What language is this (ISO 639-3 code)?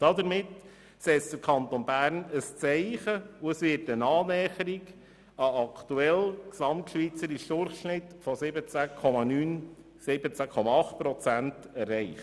gsw